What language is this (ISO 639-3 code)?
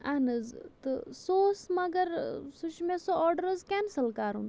kas